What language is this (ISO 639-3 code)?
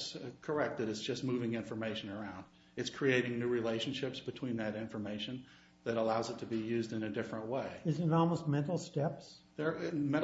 eng